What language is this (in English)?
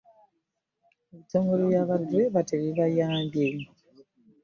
Ganda